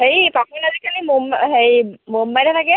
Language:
Assamese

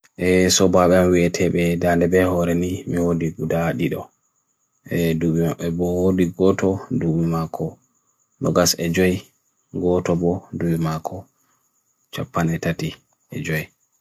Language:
Bagirmi Fulfulde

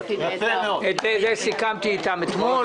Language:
Hebrew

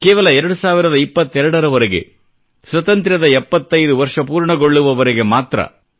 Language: Kannada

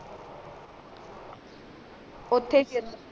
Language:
Punjabi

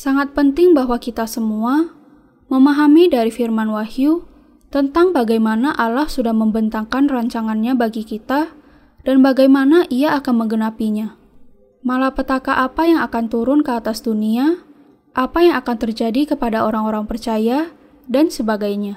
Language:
Indonesian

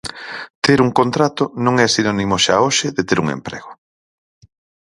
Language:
Galician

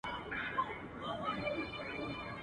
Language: Pashto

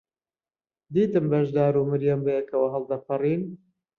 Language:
Central Kurdish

